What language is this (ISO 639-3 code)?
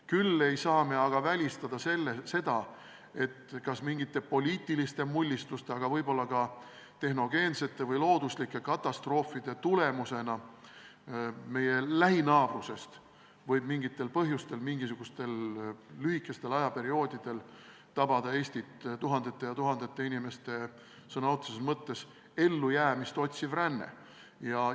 est